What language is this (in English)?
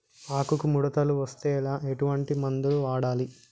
Telugu